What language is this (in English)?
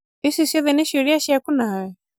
Kikuyu